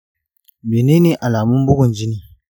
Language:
Hausa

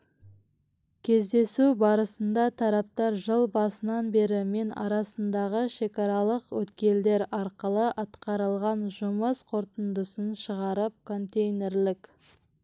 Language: Kazakh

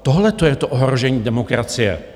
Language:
Czech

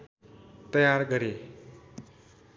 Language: Nepali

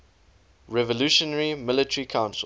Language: English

